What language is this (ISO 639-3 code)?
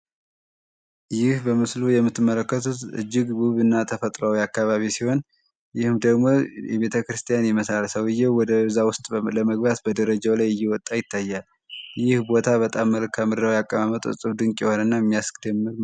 amh